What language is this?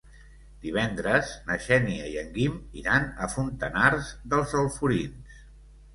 Catalan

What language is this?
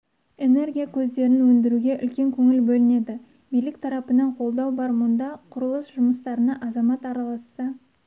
Kazakh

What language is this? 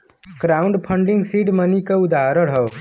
Bhojpuri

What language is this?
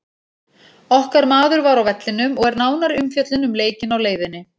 Icelandic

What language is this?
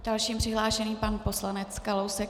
Czech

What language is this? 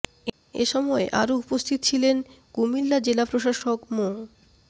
Bangla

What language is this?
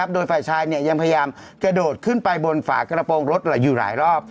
Thai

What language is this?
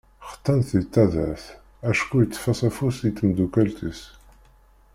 Kabyle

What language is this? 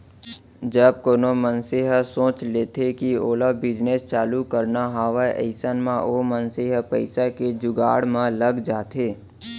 Chhattisgarhi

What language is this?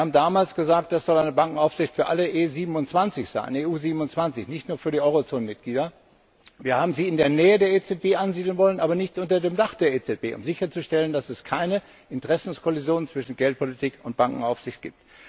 German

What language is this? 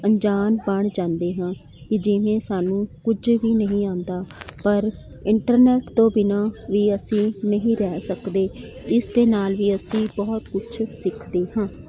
Punjabi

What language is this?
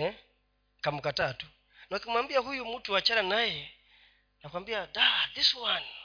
Swahili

